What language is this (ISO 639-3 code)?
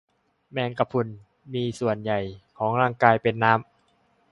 tha